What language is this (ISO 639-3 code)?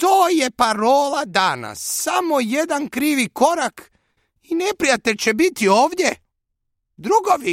hrv